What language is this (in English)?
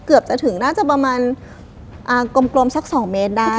Thai